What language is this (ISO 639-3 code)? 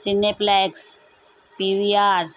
snd